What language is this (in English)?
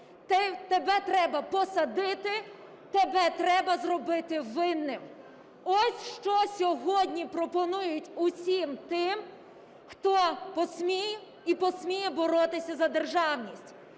Ukrainian